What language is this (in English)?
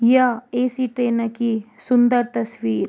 Garhwali